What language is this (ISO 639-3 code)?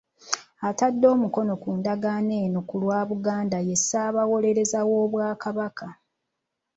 lug